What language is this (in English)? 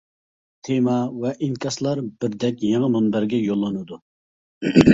Uyghur